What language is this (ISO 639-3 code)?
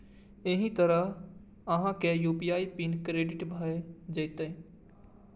mai